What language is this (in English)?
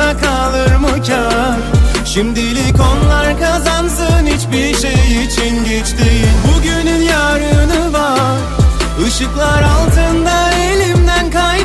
Turkish